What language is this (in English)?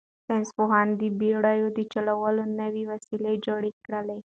Pashto